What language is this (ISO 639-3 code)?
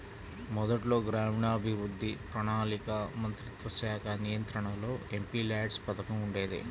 tel